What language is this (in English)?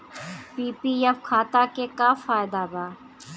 Bhojpuri